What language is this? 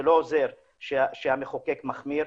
Hebrew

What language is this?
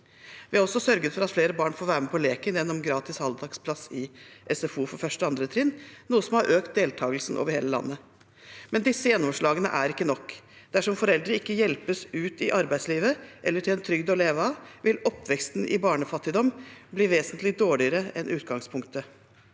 Norwegian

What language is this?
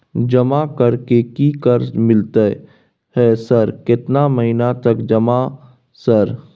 Maithili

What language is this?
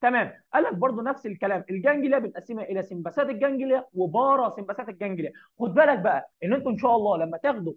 Arabic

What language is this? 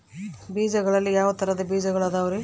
Kannada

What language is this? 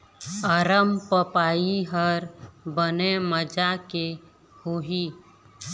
Chhattisgarhi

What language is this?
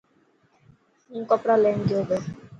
Dhatki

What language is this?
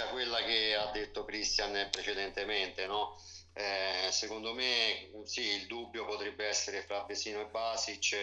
Italian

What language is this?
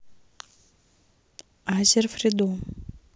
Russian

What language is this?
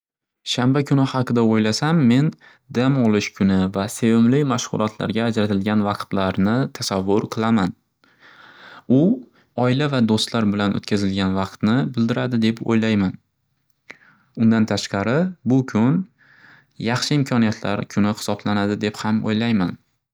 Uzbek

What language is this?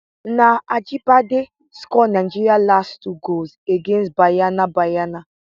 Nigerian Pidgin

